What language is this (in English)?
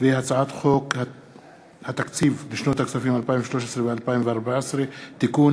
Hebrew